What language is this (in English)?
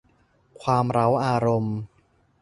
Thai